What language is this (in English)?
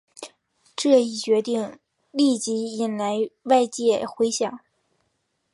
Chinese